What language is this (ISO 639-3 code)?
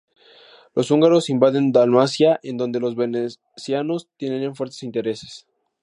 spa